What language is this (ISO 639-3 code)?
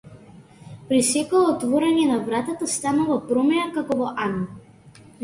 mkd